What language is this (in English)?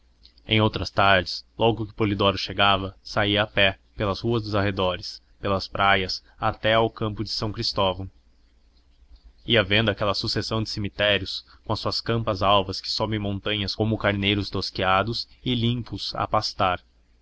Portuguese